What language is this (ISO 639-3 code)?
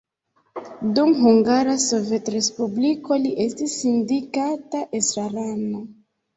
epo